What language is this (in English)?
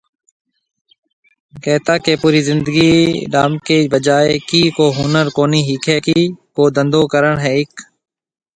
Marwari (Pakistan)